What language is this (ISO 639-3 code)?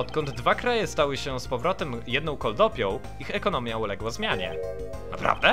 pol